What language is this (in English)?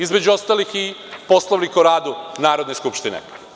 Serbian